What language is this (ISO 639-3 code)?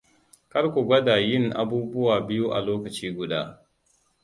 hau